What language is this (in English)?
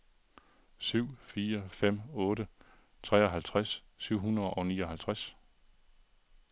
Danish